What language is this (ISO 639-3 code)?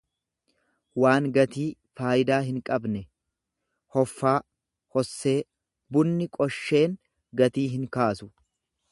orm